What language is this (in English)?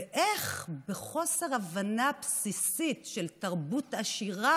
Hebrew